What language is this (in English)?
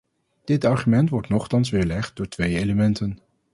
Dutch